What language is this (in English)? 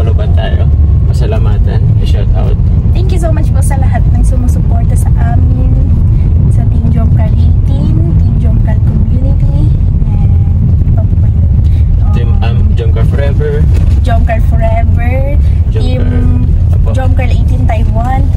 Filipino